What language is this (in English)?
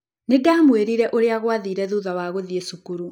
Kikuyu